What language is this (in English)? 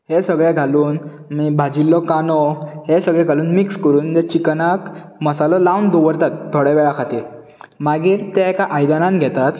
Konkani